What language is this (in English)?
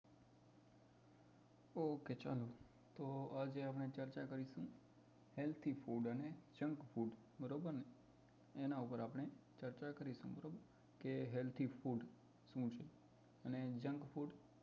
Gujarati